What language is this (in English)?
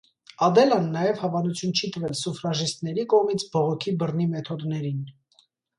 Armenian